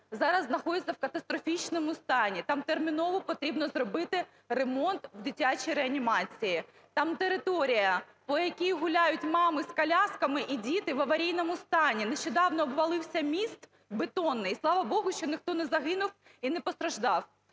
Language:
Ukrainian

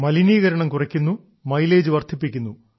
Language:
Malayalam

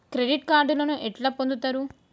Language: Telugu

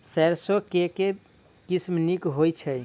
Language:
Maithili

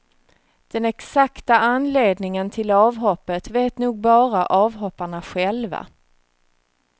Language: Swedish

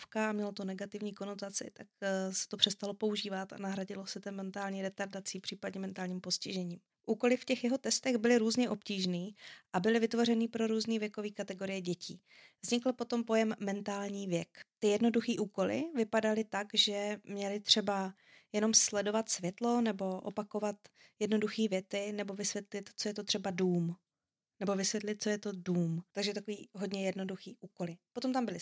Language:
Czech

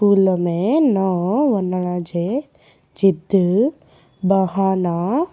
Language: Sindhi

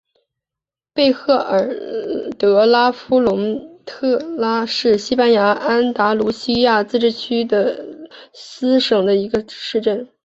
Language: Chinese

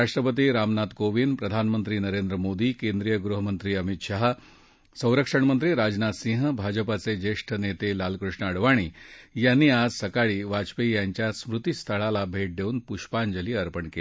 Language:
Marathi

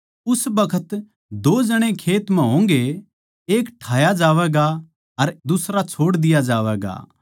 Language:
Haryanvi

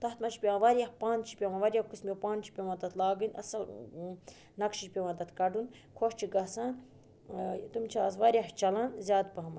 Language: Kashmiri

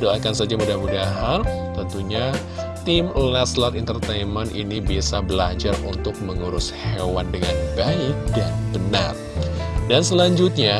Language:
Indonesian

